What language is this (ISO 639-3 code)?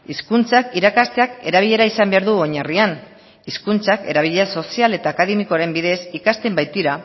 eus